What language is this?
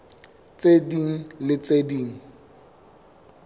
Southern Sotho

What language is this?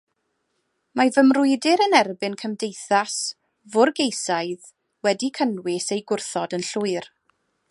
Welsh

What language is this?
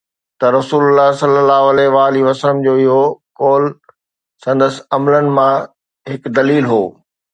Sindhi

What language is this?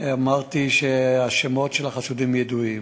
Hebrew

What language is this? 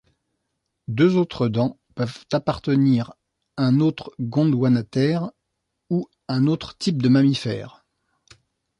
French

